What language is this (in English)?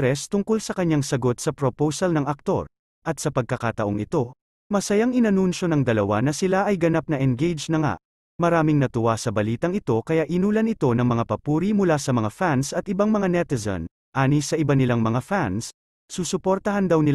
Filipino